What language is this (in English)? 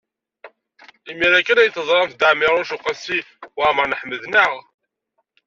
Kabyle